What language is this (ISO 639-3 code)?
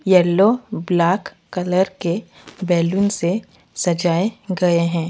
hin